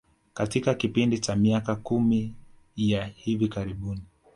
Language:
Swahili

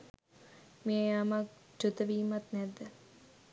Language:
Sinhala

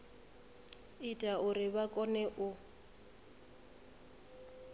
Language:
Venda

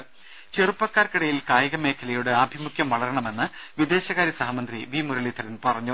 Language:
Malayalam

